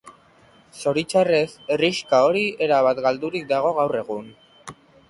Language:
Basque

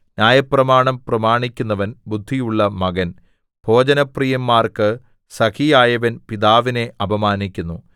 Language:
Malayalam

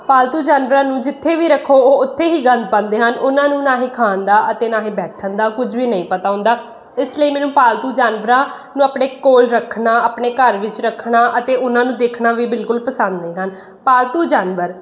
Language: Punjabi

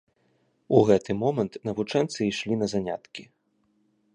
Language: Belarusian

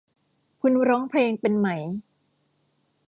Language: Thai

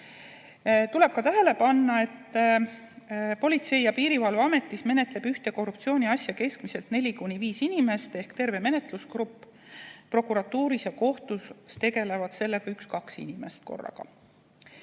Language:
Estonian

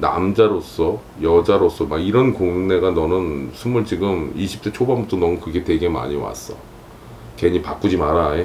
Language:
Korean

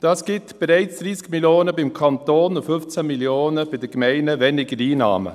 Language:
Swiss German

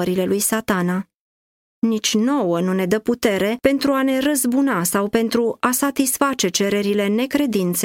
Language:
Romanian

